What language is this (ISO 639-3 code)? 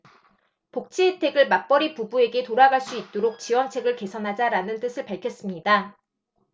kor